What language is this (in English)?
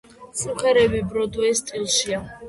Georgian